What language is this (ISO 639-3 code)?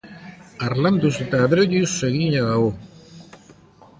eus